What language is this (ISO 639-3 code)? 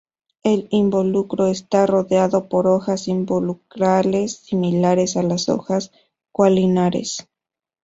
spa